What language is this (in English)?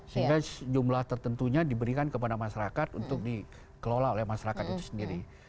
Indonesian